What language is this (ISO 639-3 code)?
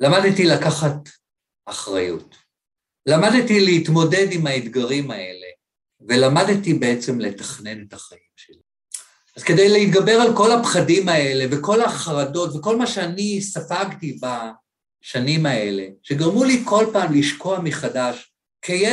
heb